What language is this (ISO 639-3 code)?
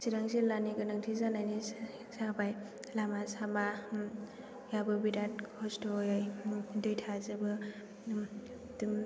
brx